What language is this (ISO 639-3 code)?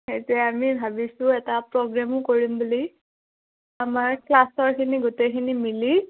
asm